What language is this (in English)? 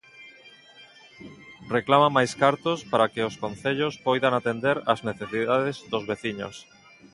Galician